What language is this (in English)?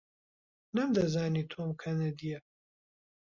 Central Kurdish